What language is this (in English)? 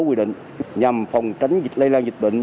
Vietnamese